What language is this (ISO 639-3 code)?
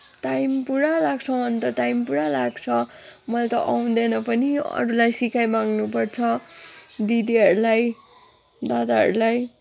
nep